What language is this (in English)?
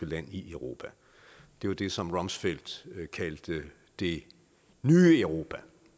Danish